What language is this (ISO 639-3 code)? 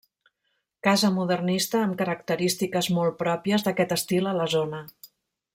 cat